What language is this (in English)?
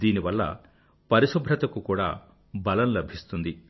Telugu